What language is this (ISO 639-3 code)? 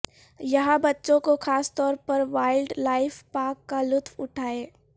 urd